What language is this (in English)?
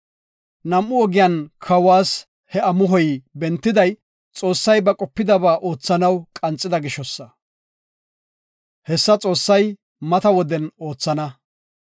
Gofa